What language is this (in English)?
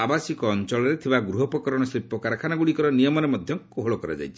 Odia